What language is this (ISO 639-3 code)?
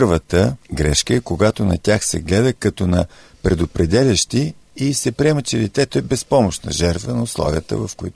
bul